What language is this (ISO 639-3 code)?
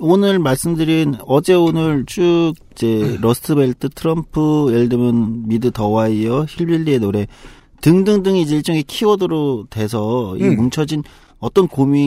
kor